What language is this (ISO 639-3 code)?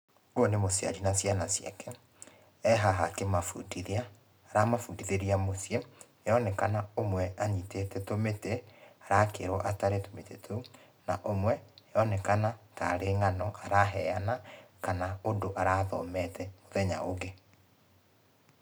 kik